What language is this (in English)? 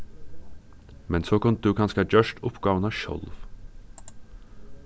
Faroese